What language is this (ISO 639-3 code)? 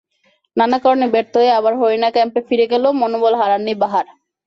ben